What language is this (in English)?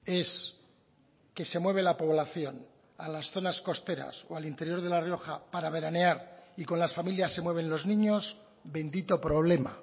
Spanish